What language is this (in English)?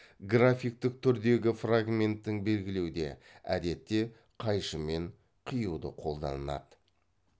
Kazakh